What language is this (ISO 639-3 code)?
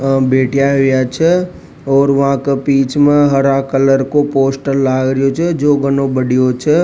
raj